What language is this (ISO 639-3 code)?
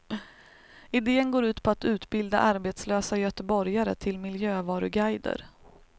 swe